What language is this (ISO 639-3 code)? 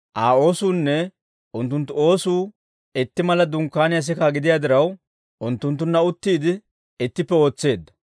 dwr